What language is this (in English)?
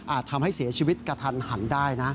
Thai